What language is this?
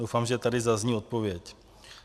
Czech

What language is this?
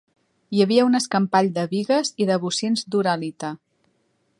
Catalan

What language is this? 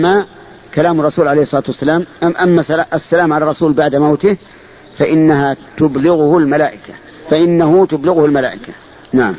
Arabic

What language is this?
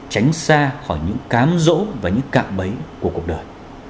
Vietnamese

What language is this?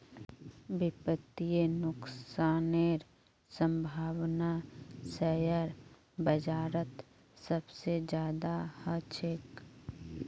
Magahi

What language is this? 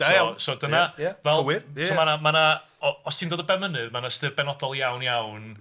Welsh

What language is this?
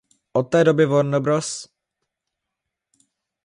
Czech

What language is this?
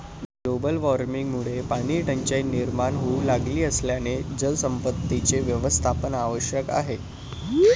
Marathi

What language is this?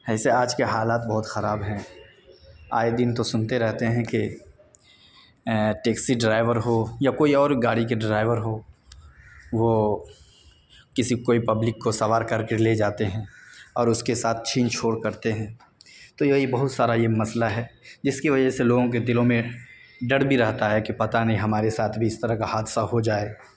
Urdu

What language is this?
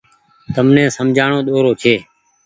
Goaria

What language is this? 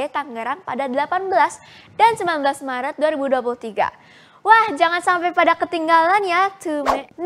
Indonesian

